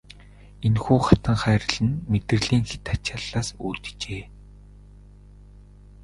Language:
Mongolian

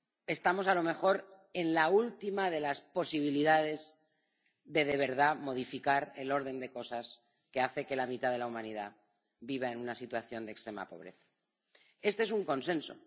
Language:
Spanish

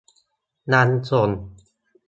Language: Thai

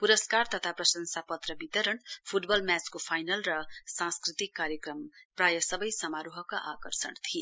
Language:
Nepali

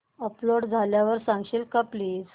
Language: Marathi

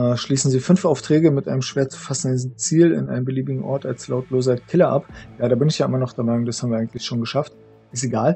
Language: German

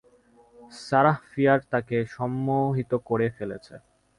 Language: Bangla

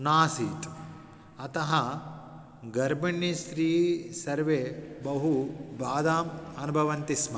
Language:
Sanskrit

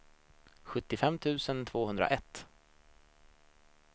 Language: Swedish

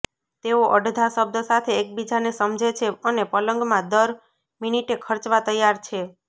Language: Gujarati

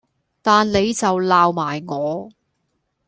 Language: Cantonese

